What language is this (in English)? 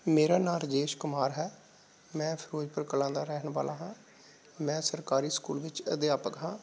Punjabi